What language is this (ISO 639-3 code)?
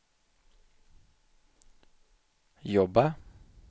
swe